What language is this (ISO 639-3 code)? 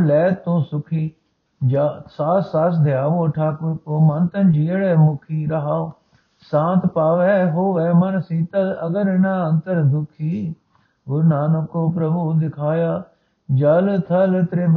pan